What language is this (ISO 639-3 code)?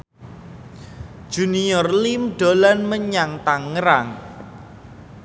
jav